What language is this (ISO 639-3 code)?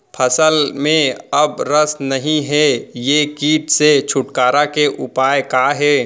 hne